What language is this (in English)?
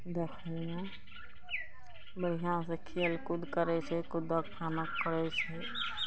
Maithili